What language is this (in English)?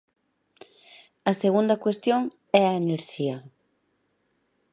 Galician